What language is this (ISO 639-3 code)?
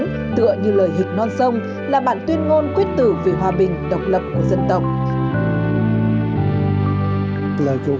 vie